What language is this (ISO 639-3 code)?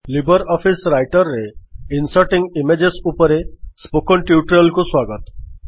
ori